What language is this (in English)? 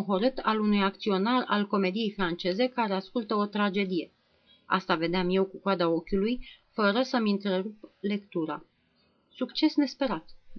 Romanian